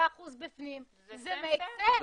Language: Hebrew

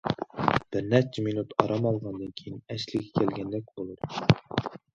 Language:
Uyghur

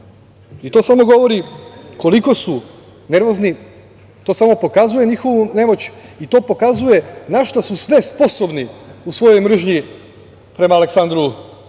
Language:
Serbian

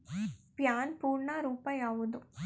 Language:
Kannada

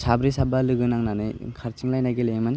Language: Bodo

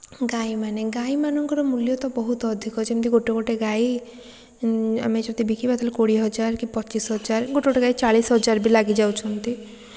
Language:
Odia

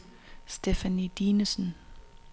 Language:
Danish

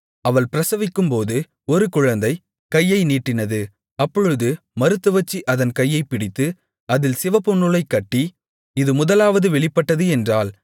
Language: Tamil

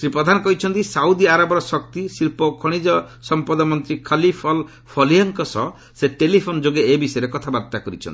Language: Odia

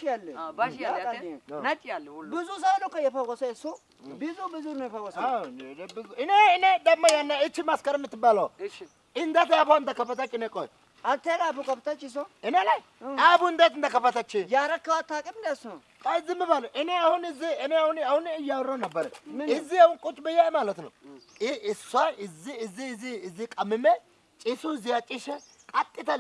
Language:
Amharic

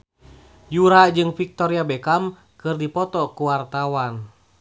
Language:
Sundanese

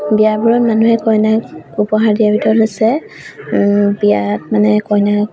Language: Assamese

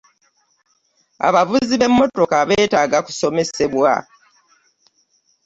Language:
Ganda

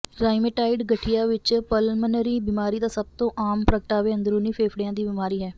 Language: Punjabi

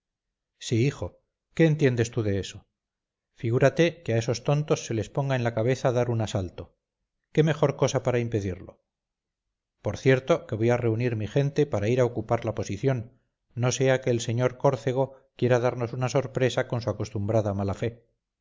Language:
Spanish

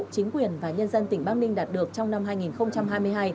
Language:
Vietnamese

